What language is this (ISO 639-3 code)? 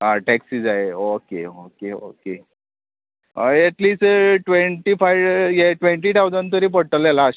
kok